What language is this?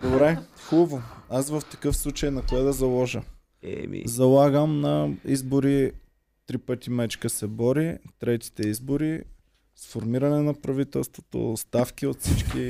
Bulgarian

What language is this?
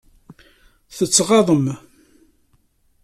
Kabyle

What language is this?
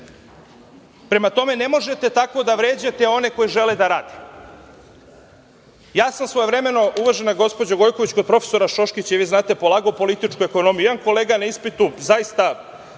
Serbian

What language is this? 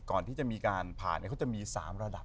Thai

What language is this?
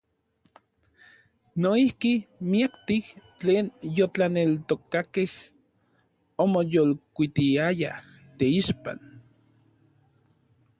Orizaba Nahuatl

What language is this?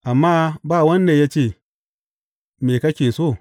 Hausa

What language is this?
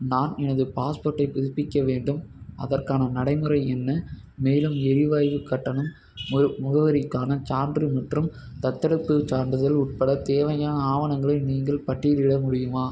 Tamil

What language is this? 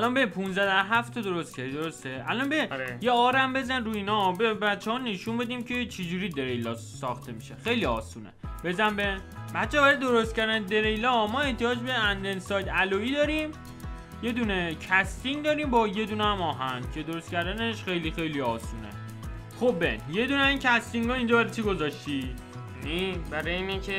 Persian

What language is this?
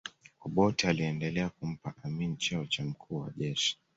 Swahili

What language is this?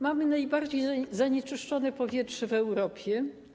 Polish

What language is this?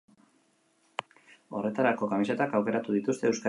Basque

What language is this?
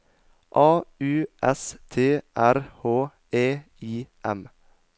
Norwegian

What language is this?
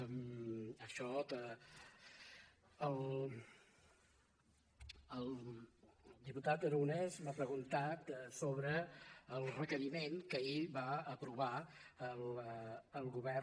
Catalan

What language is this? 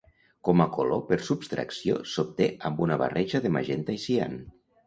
Catalan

